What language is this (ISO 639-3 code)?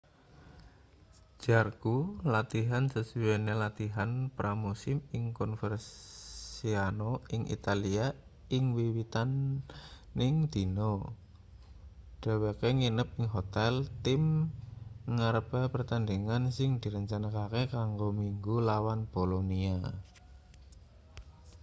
jav